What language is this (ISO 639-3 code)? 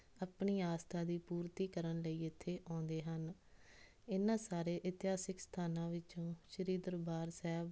pan